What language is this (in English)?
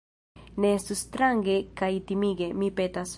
Esperanto